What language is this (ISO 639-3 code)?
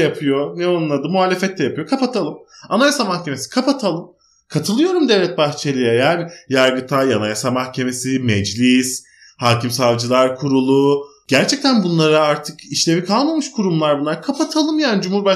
tur